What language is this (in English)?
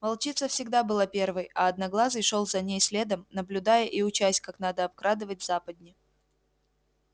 Russian